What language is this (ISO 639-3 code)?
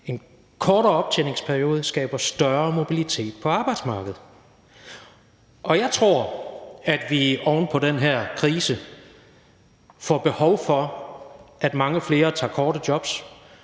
dan